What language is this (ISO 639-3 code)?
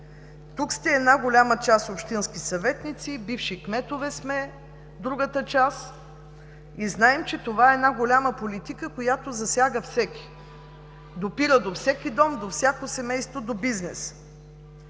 bul